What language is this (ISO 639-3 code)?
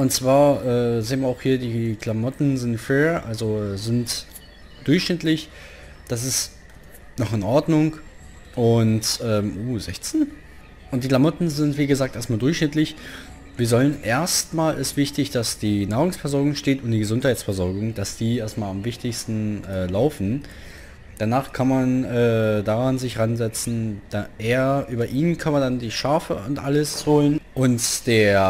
deu